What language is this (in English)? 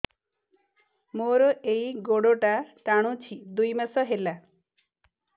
Odia